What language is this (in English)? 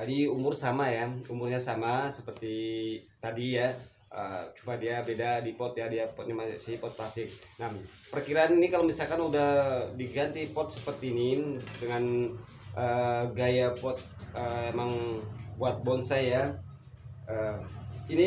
Indonesian